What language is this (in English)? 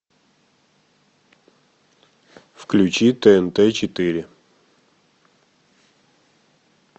Russian